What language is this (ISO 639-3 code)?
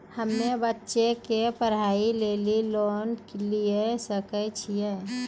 mai